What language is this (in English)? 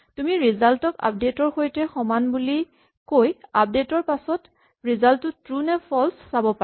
Assamese